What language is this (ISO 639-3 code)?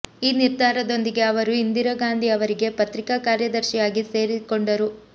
kan